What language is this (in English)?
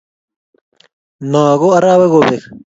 Kalenjin